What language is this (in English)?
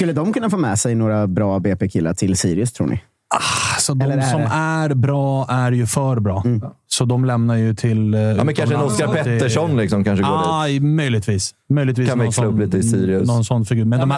Swedish